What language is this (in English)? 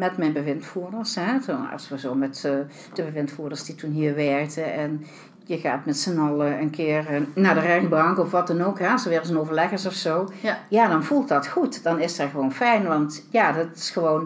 Dutch